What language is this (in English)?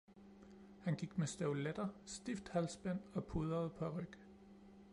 Danish